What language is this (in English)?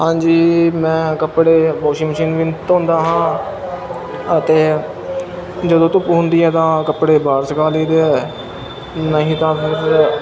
Punjabi